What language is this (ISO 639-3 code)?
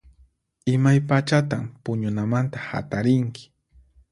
qxp